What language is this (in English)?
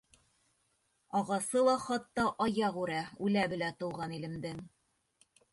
Bashkir